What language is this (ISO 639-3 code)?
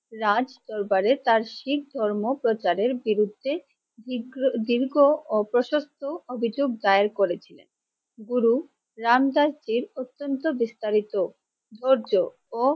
ben